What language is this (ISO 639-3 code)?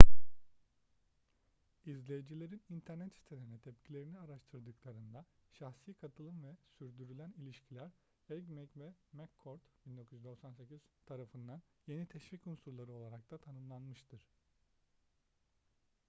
tur